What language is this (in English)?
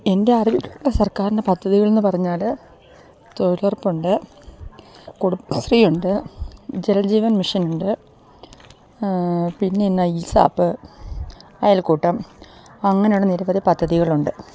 Malayalam